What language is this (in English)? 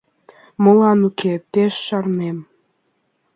Mari